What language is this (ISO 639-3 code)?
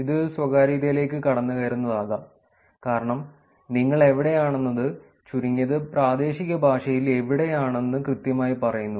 mal